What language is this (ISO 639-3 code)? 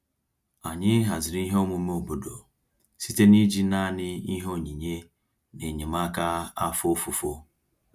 ibo